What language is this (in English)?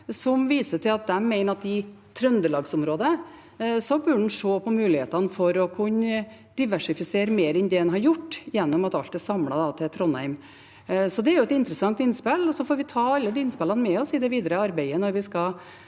Norwegian